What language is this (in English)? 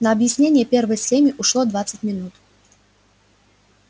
Russian